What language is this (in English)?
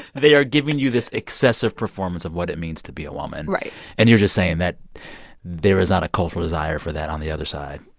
English